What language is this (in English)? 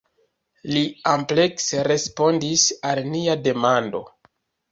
Esperanto